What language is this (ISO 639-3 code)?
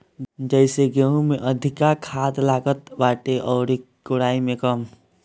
bho